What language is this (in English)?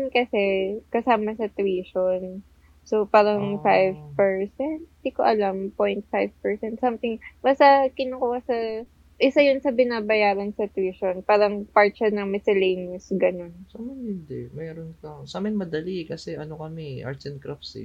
Filipino